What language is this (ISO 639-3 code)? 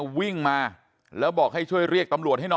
tha